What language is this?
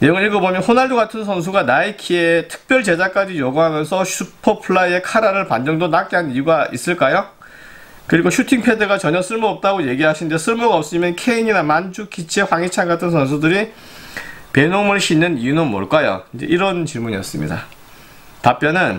Korean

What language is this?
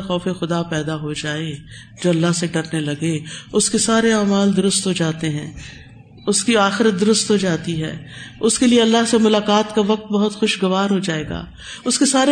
Urdu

